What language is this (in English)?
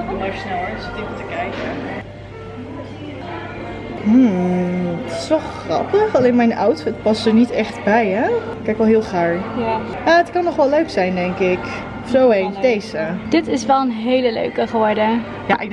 Dutch